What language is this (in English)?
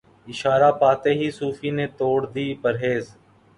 Urdu